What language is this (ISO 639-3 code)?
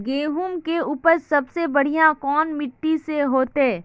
mag